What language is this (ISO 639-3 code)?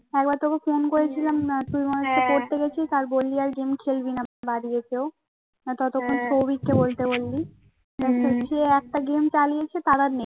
ben